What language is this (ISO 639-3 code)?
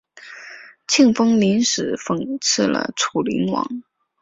zho